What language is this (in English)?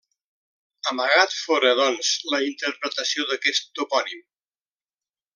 Catalan